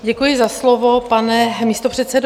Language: Czech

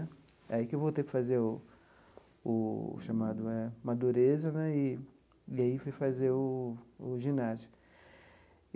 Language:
Portuguese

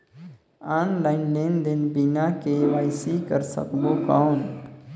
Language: Chhattisgarhi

